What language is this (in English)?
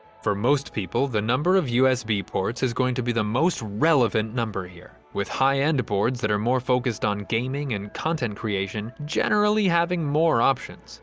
English